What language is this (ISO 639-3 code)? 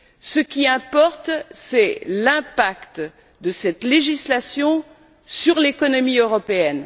fra